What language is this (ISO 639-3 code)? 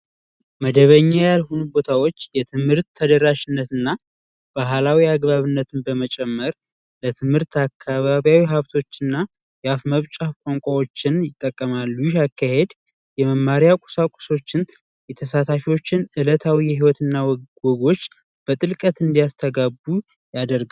amh